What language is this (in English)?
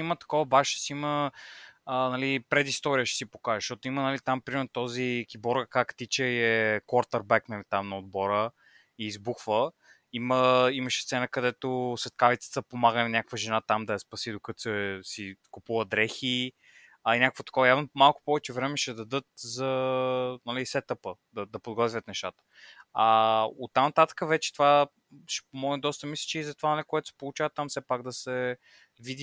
Bulgarian